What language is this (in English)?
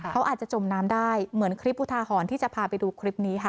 Thai